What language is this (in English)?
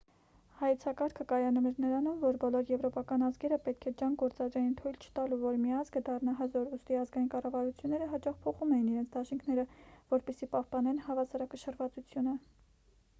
Armenian